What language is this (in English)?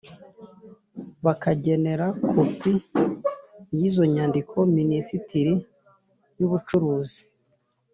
Kinyarwanda